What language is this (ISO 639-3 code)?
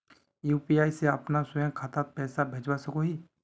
mag